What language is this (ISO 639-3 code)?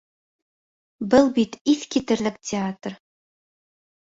bak